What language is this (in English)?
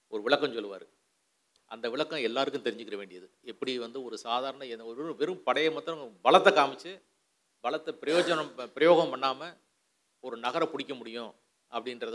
Tamil